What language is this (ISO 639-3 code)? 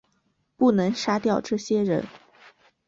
zho